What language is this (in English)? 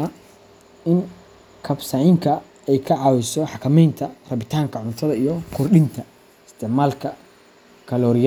Somali